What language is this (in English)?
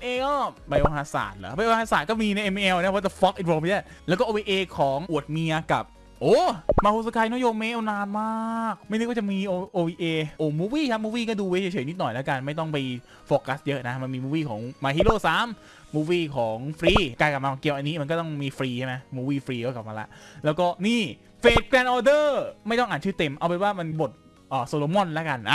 Thai